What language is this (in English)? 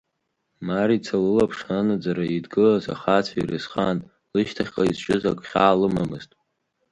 Abkhazian